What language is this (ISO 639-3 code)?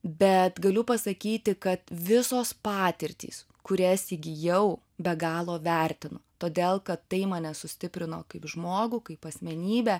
lit